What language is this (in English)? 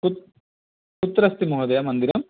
Sanskrit